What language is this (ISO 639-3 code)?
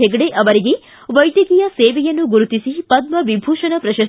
kan